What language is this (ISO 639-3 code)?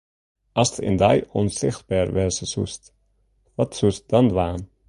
fry